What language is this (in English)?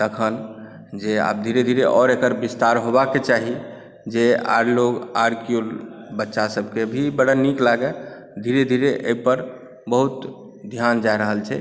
Maithili